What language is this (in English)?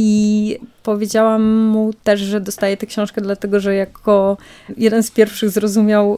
Polish